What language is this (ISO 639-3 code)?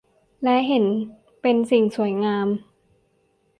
tha